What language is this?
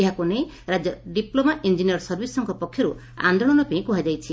Odia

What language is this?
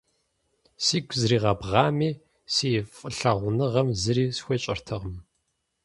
Kabardian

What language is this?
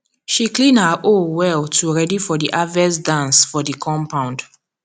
Nigerian Pidgin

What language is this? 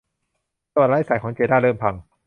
Thai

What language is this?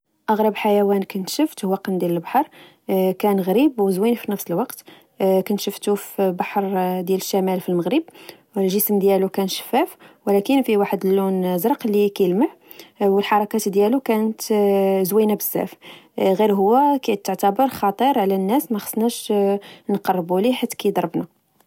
Moroccan Arabic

